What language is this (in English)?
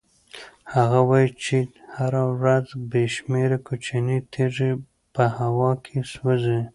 Pashto